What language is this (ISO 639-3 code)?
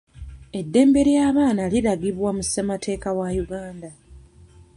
lug